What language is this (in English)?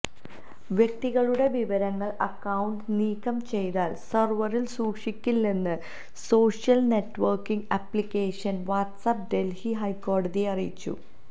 Malayalam